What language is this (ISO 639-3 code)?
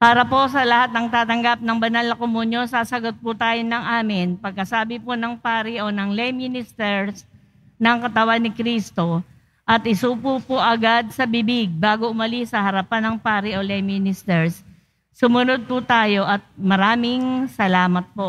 fil